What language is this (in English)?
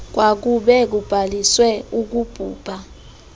Xhosa